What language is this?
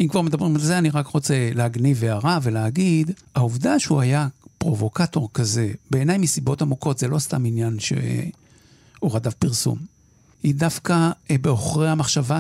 Hebrew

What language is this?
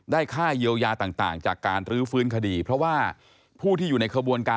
Thai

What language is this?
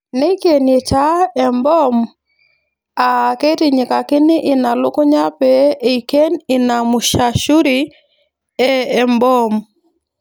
Masai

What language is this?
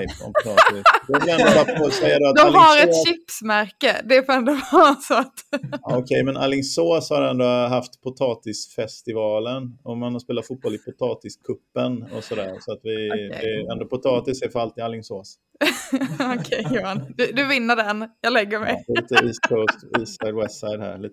Swedish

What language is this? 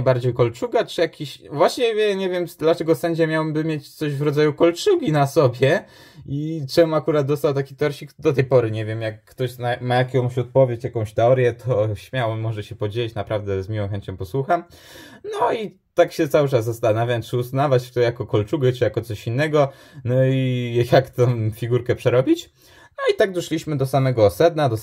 Polish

